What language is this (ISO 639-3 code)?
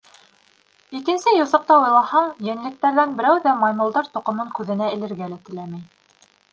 bak